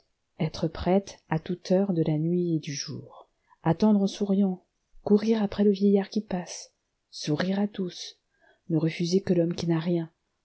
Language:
French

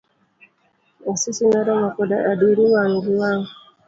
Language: Luo (Kenya and Tanzania)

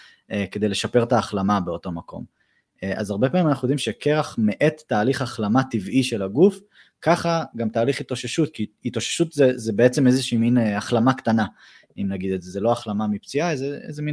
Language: Hebrew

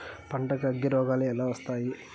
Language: Telugu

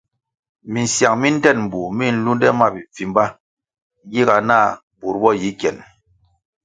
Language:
Kwasio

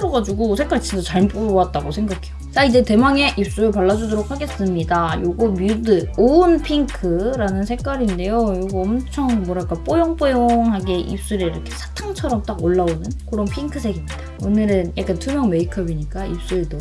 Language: Korean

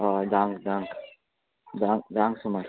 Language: Konkani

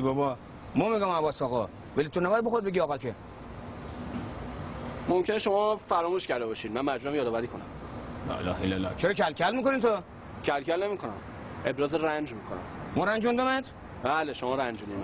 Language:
Persian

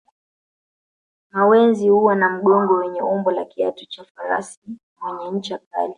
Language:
Swahili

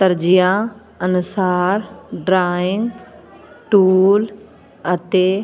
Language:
Punjabi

